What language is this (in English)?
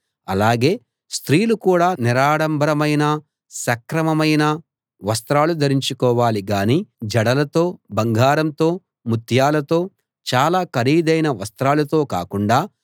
Telugu